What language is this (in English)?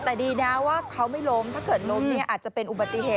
Thai